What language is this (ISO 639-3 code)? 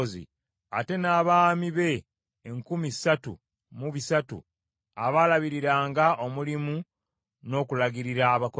lug